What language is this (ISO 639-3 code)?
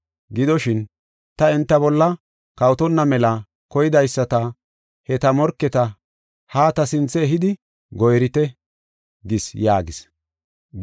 gof